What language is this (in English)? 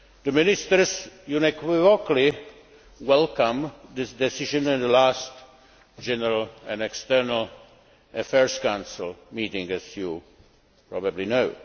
English